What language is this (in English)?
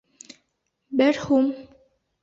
Bashkir